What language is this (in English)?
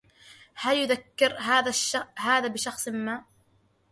Arabic